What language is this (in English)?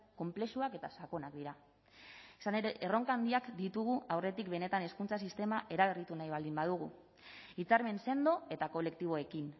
Basque